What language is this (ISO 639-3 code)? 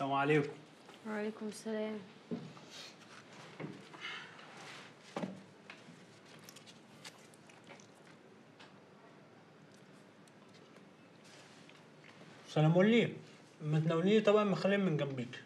ara